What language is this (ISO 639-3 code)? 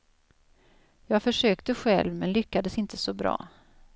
swe